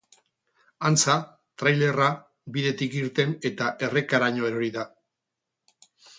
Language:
Basque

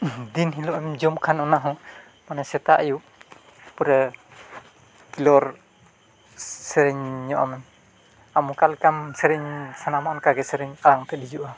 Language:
Santali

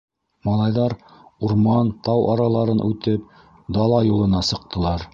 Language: Bashkir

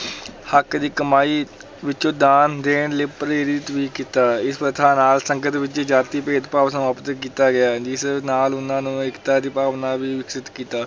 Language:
Punjabi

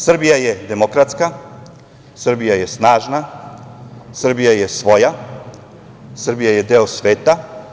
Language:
Serbian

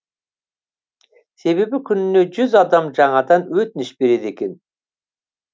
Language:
Kazakh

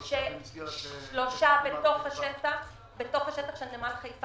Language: Hebrew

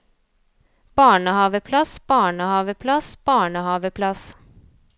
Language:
Norwegian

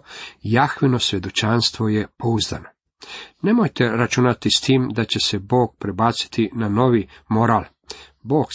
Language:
Croatian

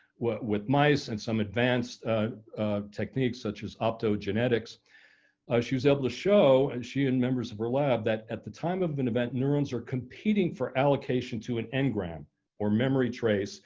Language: English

